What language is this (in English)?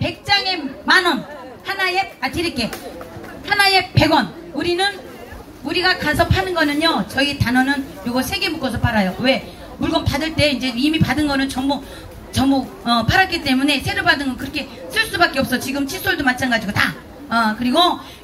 Korean